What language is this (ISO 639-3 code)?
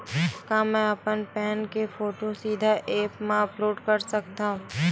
hne